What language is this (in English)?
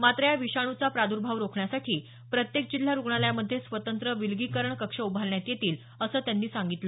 Marathi